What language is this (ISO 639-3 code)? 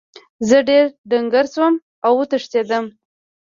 pus